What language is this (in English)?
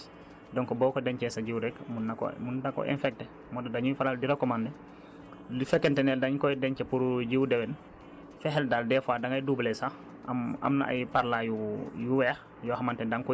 Wolof